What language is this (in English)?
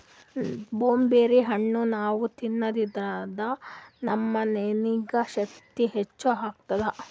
Kannada